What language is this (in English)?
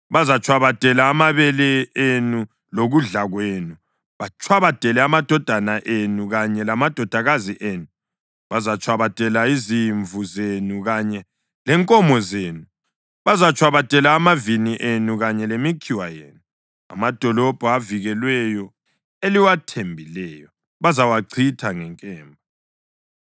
North Ndebele